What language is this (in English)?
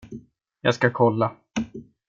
Swedish